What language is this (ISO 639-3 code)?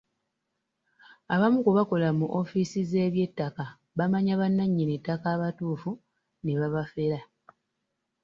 lug